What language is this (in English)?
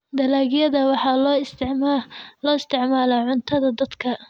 Somali